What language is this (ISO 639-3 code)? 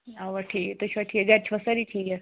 kas